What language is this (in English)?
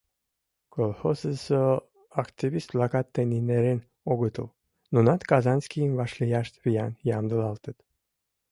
Mari